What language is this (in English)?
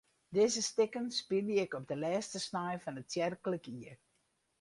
Western Frisian